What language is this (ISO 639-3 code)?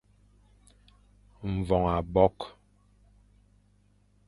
fan